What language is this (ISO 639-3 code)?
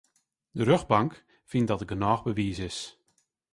fry